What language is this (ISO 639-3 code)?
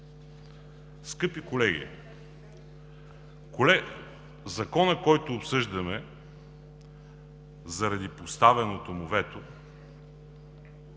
bul